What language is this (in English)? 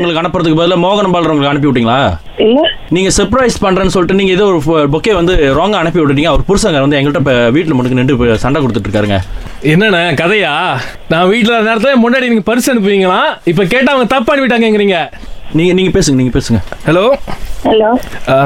Tamil